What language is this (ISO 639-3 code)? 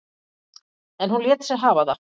isl